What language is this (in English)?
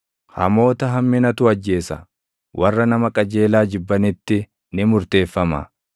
Oromo